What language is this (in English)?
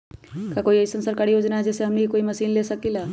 Magahi